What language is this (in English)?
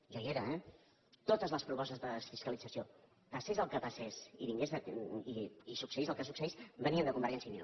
Catalan